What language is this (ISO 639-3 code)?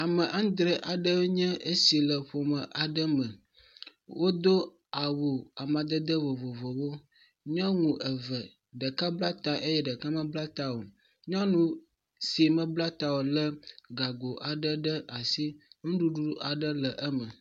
ewe